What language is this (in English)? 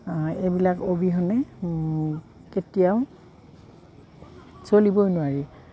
Assamese